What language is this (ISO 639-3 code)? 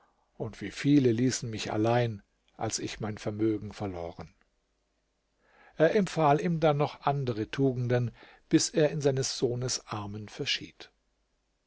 deu